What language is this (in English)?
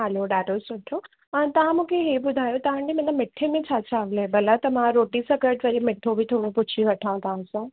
Sindhi